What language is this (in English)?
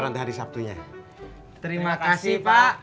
Indonesian